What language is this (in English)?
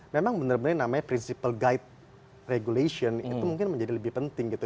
Indonesian